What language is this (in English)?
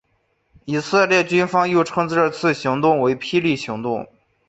Chinese